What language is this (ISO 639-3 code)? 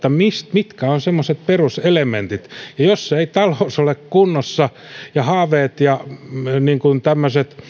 fin